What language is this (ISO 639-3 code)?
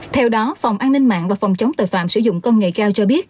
vie